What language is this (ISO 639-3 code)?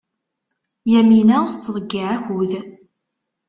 kab